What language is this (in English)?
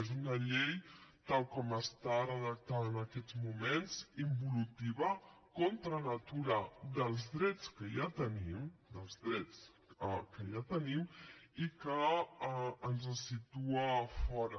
Catalan